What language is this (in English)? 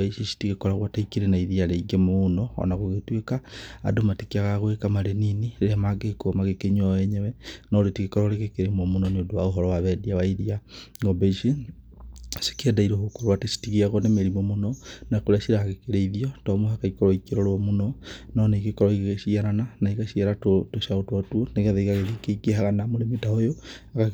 Kikuyu